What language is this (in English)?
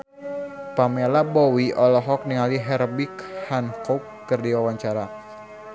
Sundanese